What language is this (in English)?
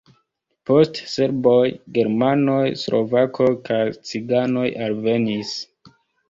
Esperanto